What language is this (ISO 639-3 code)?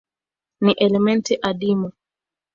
swa